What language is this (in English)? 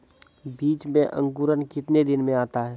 Maithili